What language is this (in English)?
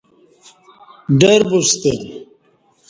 Kati